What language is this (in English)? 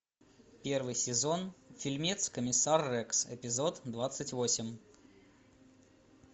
Russian